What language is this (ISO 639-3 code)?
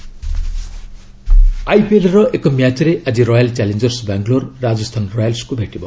ori